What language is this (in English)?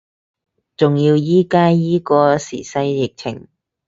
Cantonese